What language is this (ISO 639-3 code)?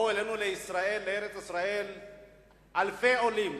heb